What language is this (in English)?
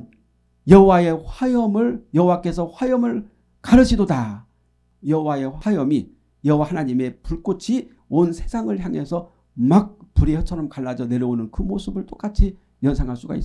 Korean